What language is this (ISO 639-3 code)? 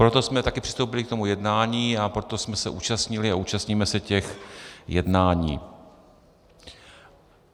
ces